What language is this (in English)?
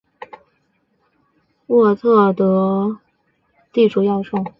Chinese